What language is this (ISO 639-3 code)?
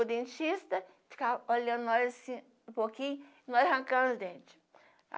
por